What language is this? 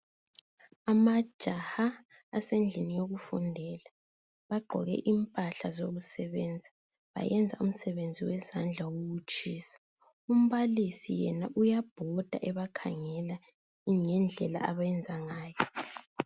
North Ndebele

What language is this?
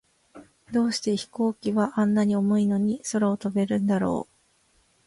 Japanese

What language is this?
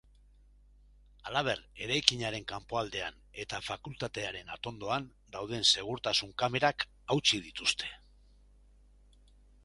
Basque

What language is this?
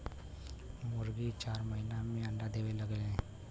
Bhojpuri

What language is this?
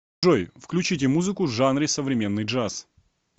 Russian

